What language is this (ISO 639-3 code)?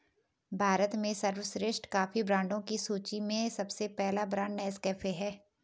hin